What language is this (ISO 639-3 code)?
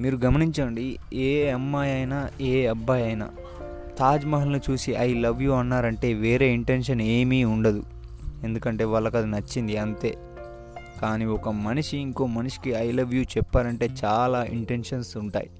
tel